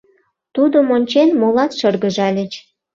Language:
Mari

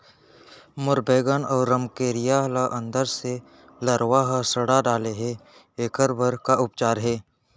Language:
Chhattisgarhi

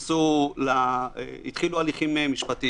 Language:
Hebrew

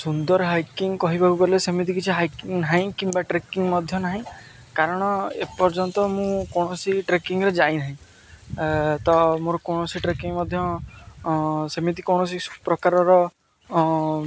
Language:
Odia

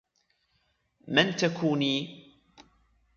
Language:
Arabic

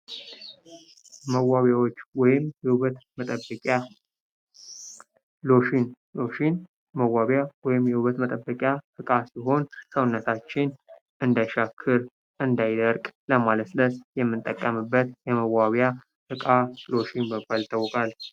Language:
Amharic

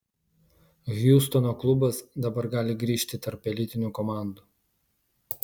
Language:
Lithuanian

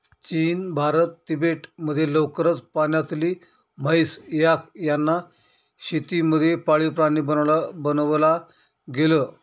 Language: Marathi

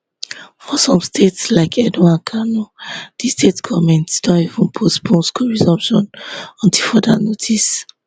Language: Nigerian Pidgin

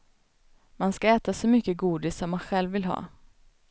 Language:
Swedish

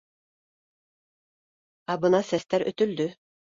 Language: Bashkir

